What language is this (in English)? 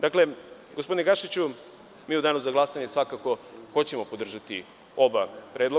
Serbian